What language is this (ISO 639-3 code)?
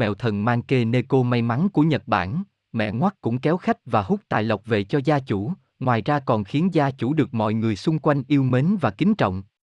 vie